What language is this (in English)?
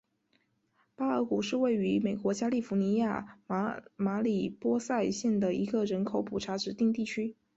Chinese